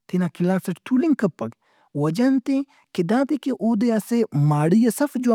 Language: Brahui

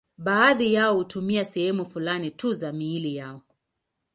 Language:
Swahili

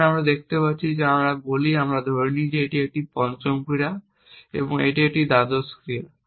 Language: Bangla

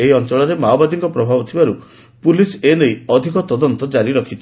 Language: Odia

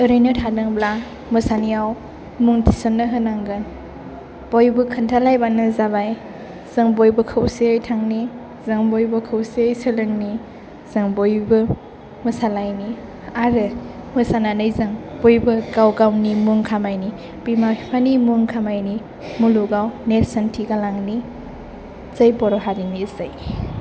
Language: Bodo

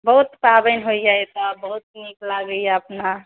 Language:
Maithili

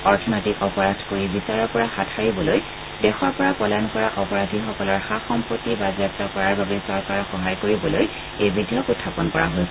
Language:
Assamese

